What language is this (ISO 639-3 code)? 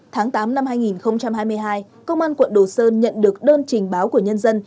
vie